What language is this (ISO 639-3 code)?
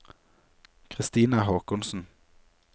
nor